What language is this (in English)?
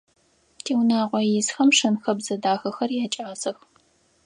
Adyghe